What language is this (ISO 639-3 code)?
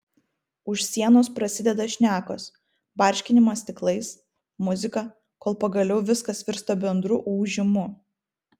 lit